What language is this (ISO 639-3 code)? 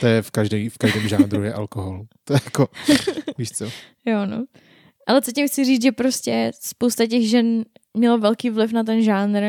ces